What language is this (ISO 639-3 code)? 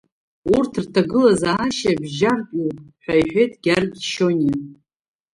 abk